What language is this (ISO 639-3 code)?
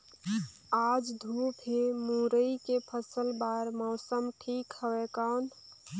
hne